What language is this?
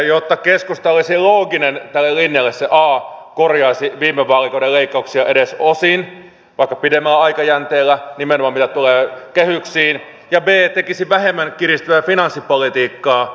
Finnish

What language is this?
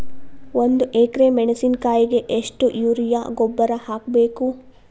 Kannada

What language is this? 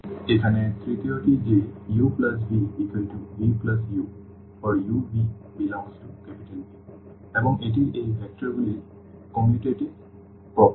Bangla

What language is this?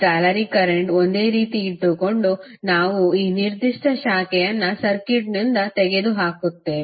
Kannada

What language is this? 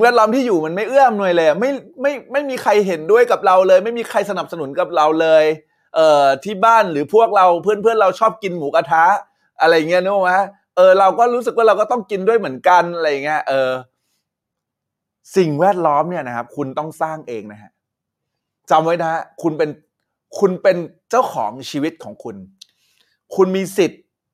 Thai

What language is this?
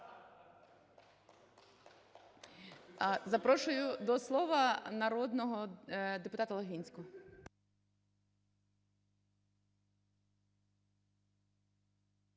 Ukrainian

